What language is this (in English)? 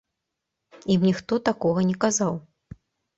Belarusian